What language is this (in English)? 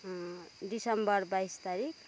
Nepali